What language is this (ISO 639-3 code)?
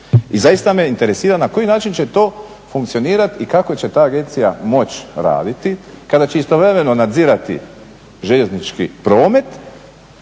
hrv